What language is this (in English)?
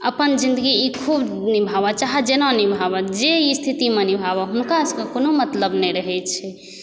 Maithili